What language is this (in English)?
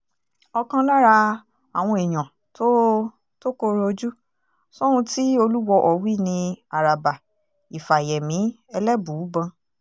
Yoruba